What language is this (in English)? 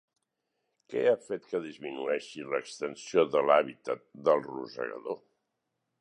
Catalan